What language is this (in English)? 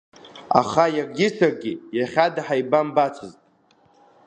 Abkhazian